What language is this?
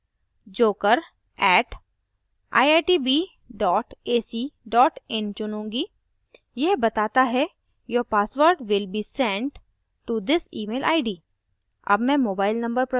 Hindi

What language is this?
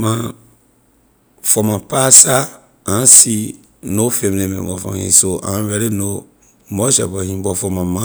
Liberian English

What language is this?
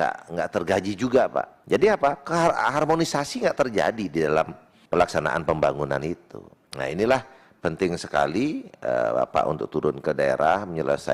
Indonesian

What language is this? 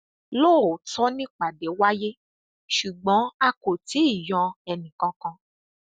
Yoruba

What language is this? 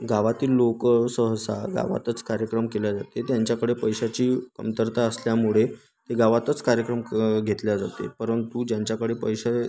Marathi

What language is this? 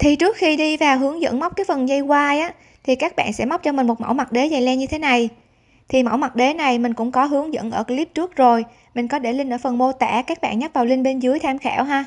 Vietnamese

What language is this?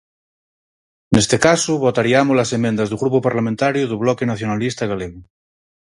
Galician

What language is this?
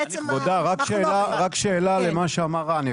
Hebrew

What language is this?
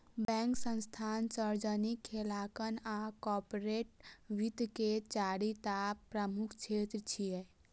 Maithili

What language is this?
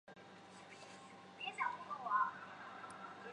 Chinese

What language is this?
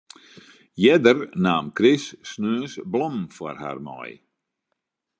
Western Frisian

